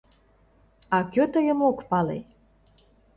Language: Mari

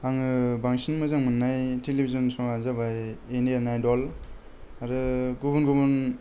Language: Bodo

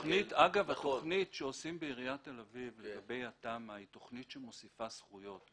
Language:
Hebrew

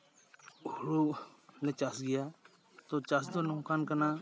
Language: Santali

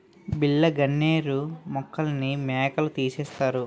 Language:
Telugu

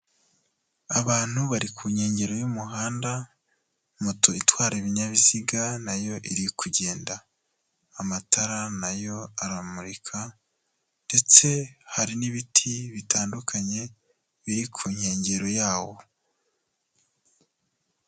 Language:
Kinyarwanda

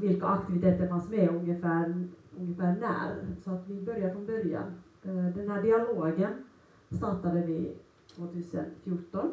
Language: Swedish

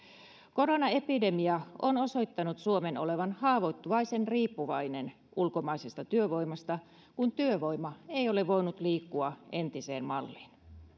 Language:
Finnish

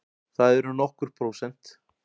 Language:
Icelandic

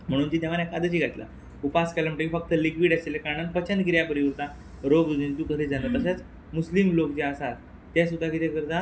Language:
Konkani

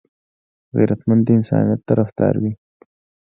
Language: Pashto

